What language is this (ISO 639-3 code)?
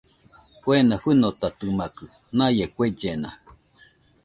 hux